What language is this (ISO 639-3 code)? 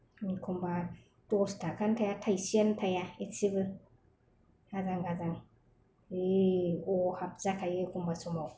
brx